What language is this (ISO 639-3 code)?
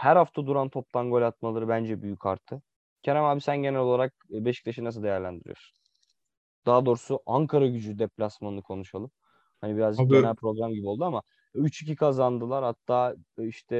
tur